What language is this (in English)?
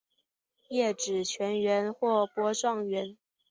Chinese